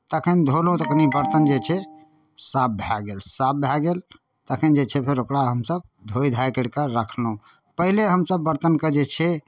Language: Maithili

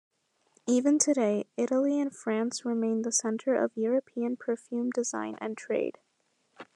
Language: English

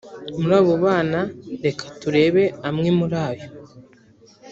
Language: Kinyarwanda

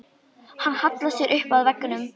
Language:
Icelandic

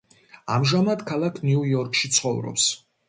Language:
Georgian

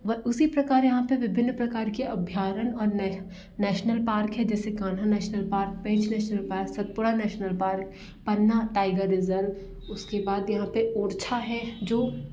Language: Hindi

